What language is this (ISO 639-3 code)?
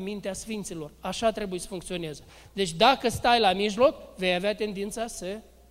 ron